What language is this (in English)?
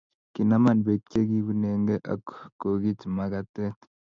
Kalenjin